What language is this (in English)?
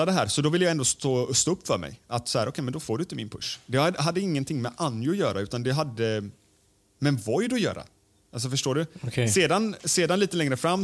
Swedish